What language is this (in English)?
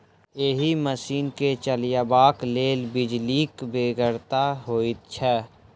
Maithili